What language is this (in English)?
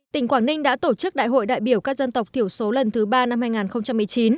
Vietnamese